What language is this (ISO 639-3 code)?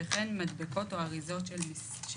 heb